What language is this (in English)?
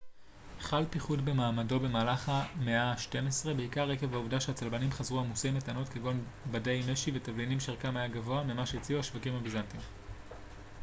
Hebrew